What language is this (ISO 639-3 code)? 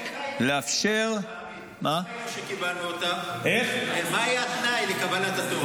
heb